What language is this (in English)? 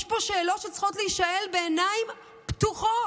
Hebrew